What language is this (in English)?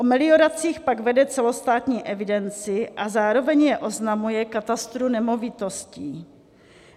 Czech